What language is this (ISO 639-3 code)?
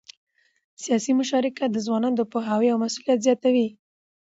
pus